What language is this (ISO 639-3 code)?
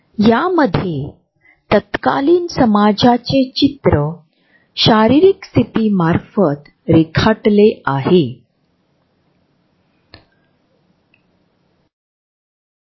mar